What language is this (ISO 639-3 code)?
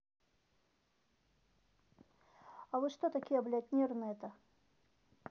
rus